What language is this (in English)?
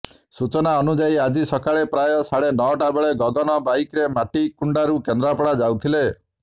Odia